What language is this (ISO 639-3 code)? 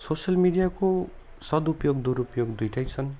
nep